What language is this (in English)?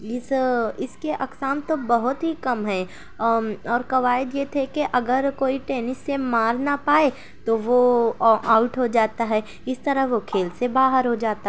Urdu